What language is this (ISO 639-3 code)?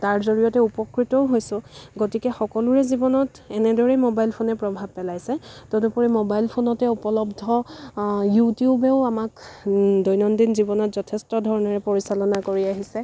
asm